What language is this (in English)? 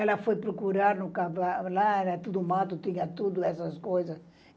Portuguese